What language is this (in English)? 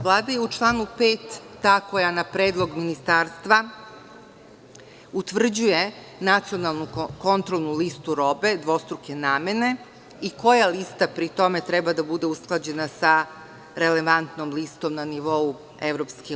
Serbian